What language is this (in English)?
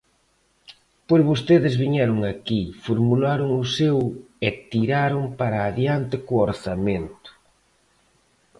Galician